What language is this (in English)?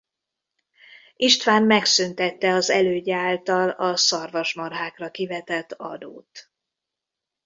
Hungarian